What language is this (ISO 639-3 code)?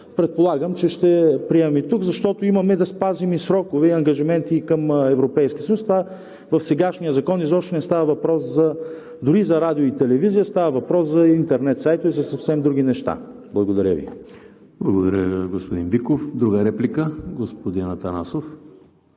bul